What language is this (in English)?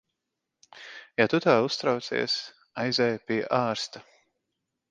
Latvian